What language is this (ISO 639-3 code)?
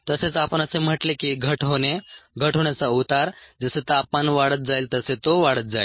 mar